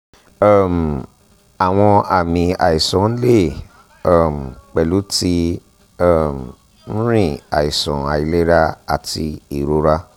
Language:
Yoruba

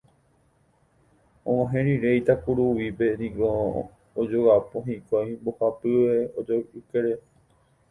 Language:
Guarani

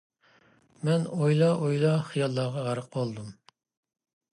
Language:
Uyghur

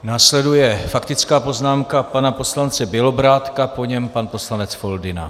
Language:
Czech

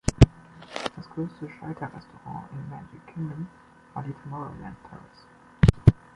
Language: German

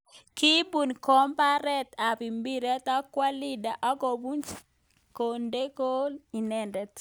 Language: Kalenjin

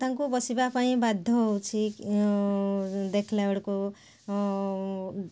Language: Odia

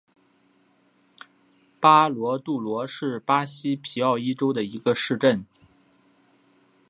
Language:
Chinese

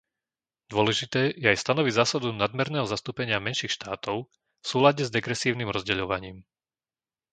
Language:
Slovak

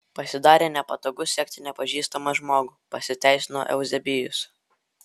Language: Lithuanian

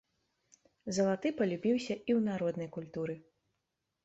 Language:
Belarusian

